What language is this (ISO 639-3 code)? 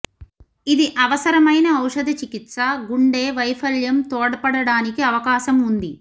tel